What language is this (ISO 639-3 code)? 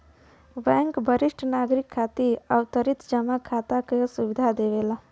bho